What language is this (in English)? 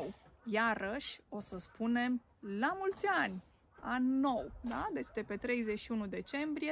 Romanian